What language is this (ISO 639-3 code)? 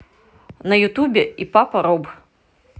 rus